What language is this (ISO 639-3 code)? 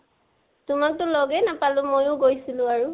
asm